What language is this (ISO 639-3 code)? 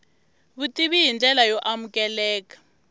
tso